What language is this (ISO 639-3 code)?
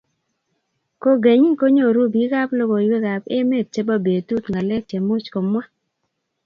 kln